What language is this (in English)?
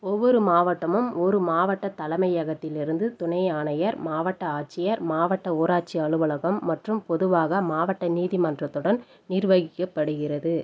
Tamil